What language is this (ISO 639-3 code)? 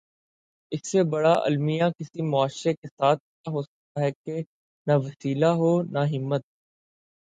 urd